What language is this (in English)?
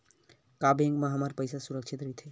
Chhattisgarhi